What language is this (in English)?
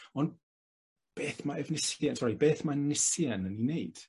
Welsh